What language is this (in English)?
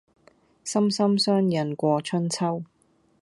Cantonese